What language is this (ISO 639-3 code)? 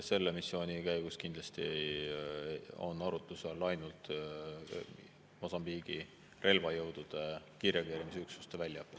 est